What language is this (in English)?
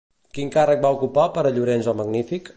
Catalan